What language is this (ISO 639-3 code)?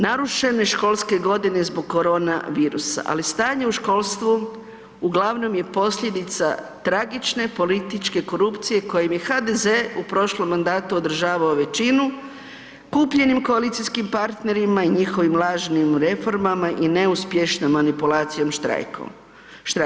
hrv